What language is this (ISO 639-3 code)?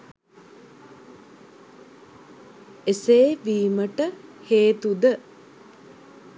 sin